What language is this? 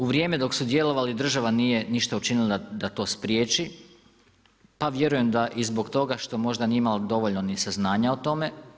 Croatian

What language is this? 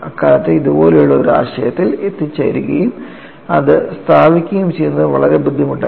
Malayalam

